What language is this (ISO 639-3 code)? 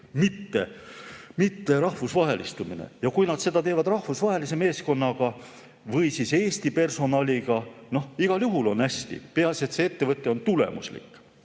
est